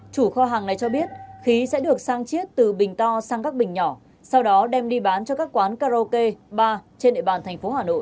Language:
Vietnamese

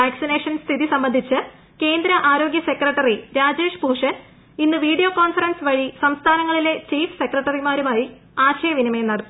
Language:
Malayalam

